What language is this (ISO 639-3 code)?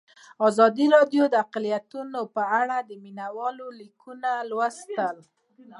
pus